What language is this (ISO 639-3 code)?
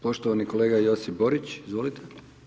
hrv